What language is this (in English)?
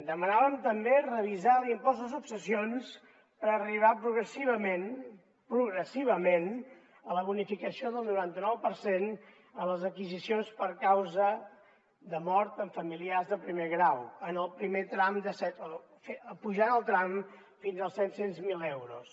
Catalan